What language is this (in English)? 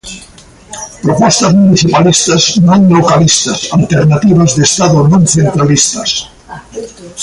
Galician